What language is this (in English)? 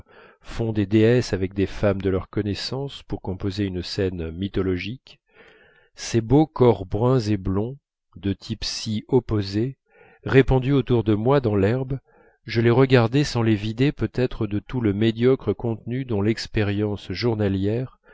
French